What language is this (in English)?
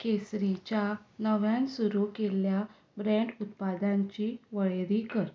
Konkani